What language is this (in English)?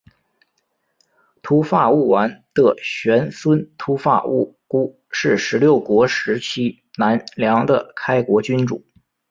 Chinese